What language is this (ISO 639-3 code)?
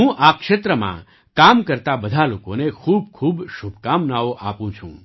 guj